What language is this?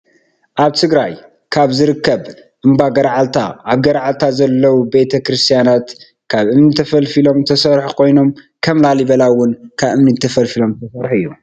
Tigrinya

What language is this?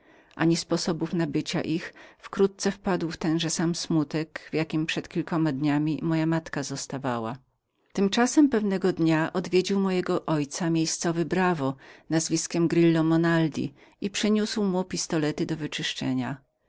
Polish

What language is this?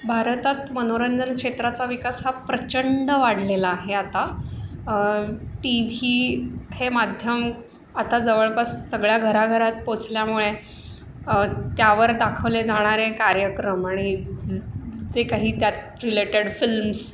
Marathi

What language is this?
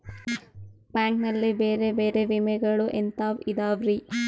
Kannada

